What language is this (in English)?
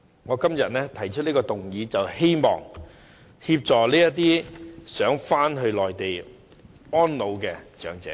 Cantonese